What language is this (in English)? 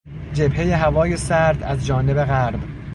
Persian